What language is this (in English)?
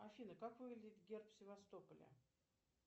Russian